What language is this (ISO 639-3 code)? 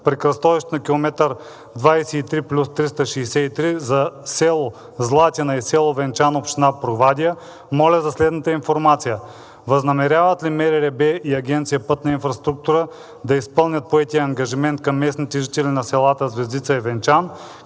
bul